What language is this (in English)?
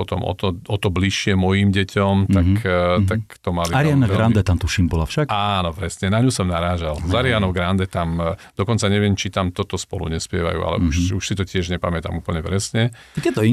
Slovak